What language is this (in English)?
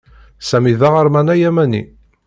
Kabyle